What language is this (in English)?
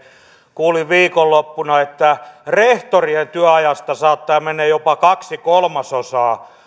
Finnish